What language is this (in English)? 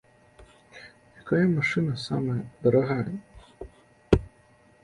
Belarusian